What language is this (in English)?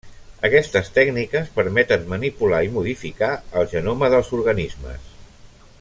Catalan